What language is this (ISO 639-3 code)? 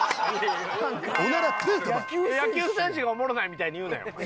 jpn